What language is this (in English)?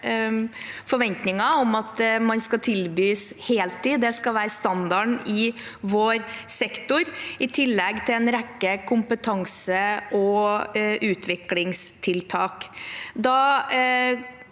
Norwegian